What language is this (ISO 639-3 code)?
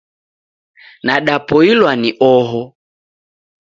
dav